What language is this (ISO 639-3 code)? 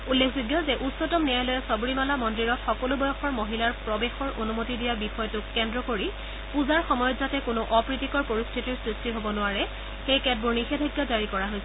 asm